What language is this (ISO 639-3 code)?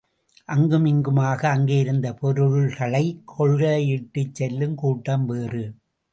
tam